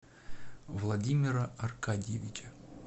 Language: Russian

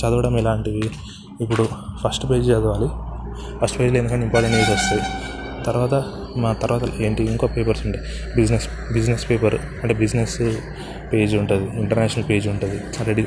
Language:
Telugu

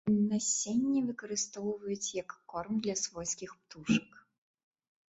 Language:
Belarusian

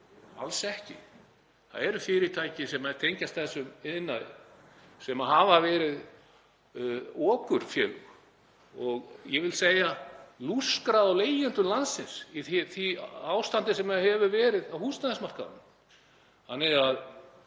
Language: Icelandic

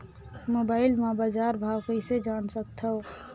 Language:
Chhattisgarhi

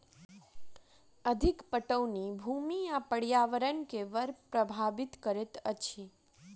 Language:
Maithili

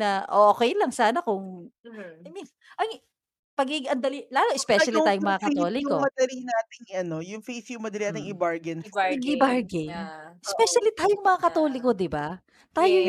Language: Filipino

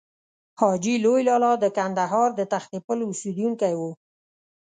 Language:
Pashto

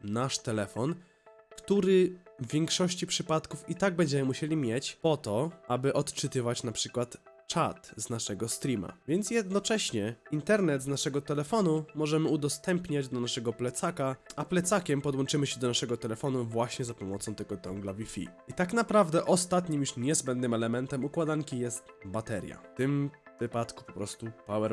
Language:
Polish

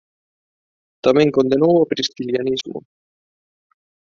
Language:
Galician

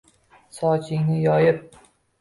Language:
Uzbek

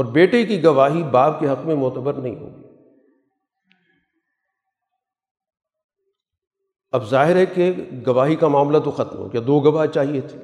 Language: Urdu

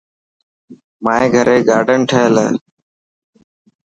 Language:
Dhatki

